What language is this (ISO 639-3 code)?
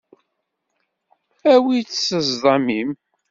kab